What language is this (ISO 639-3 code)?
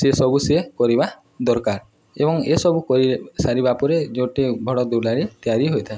ori